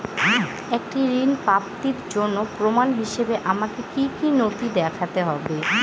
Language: Bangla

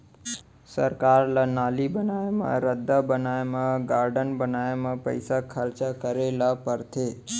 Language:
Chhattisgarhi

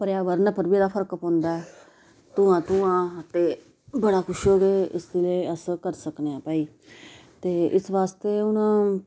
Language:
Dogri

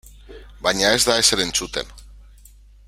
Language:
Basque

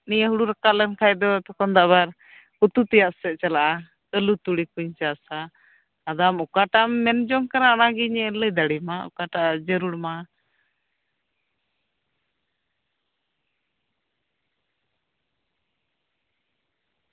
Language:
Santali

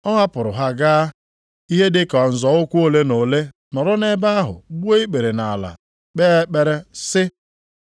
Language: Igbo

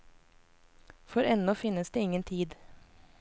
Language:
Norwegian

